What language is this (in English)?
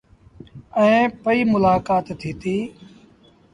Sindhi Bhil